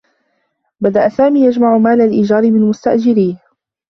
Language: Arabic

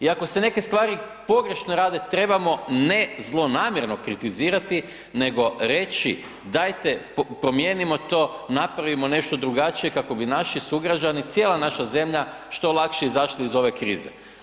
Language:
Croatian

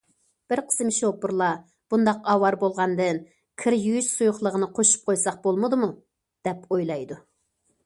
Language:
Uyghur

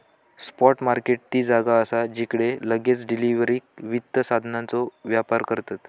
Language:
Marathi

